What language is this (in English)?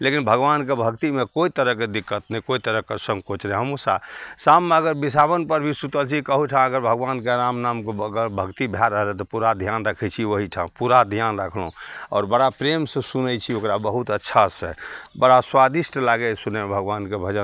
Maithili